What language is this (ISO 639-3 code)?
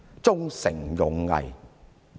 yue